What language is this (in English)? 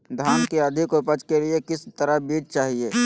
Magahi